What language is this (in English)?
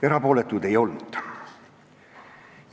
Estonian